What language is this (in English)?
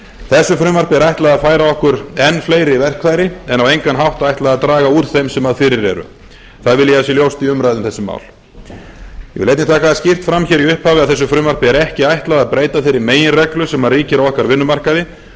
Icelandic